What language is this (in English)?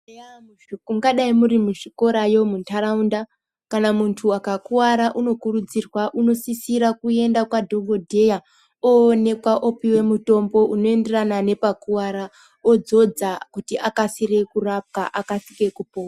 Ndau